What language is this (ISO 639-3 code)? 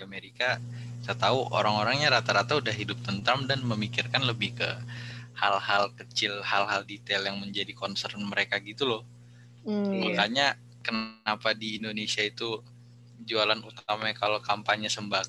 ind